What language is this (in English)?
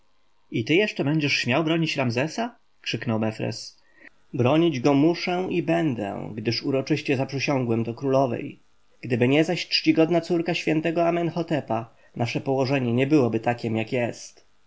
Polish